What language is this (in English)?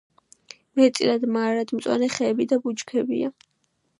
Georgian